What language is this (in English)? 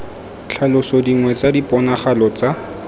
Tswana